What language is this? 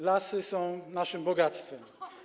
Polish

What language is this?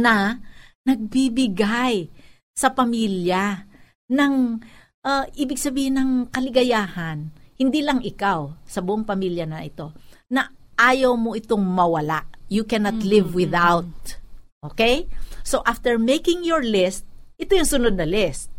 Filipino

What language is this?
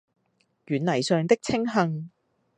Cantonese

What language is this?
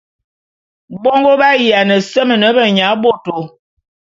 Bulu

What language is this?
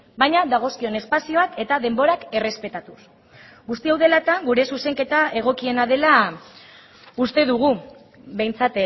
Basque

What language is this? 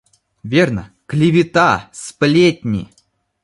Russian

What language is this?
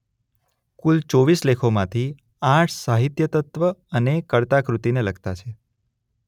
Gujarati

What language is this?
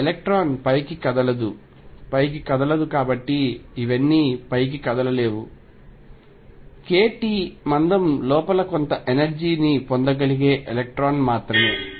Telugu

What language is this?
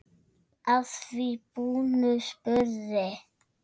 Icelandic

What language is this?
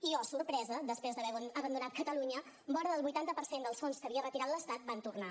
Catalan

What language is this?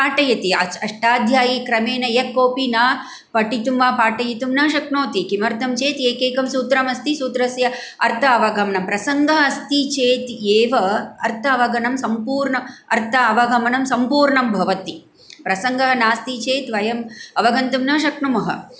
Sanskrit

